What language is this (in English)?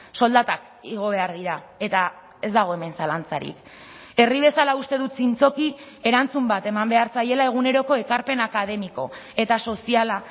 Basque